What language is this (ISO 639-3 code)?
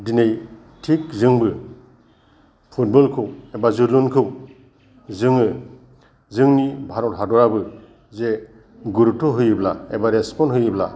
brx